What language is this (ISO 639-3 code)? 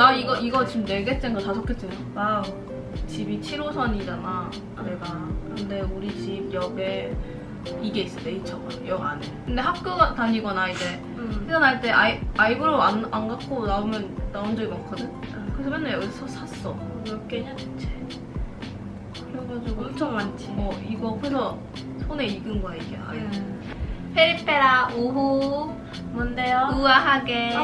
kor